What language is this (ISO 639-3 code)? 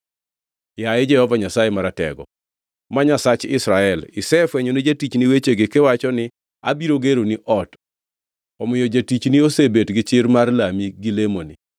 luo